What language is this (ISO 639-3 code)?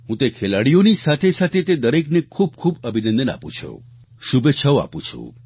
guj